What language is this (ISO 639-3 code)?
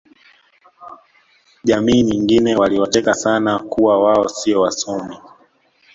swa